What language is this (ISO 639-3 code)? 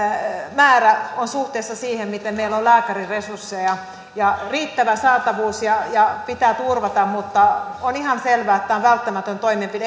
fin